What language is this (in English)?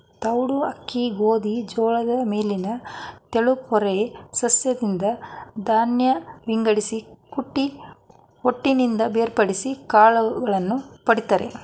Kannada